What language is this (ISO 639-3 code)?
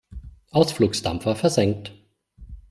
deu